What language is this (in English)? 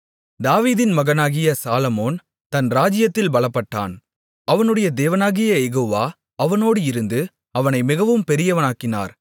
Tamil